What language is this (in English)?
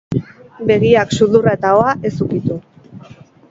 Basque